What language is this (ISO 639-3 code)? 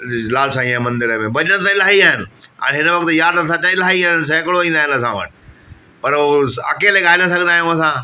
snd